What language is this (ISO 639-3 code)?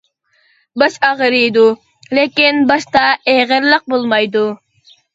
uig